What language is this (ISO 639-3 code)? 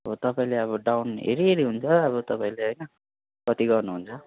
nep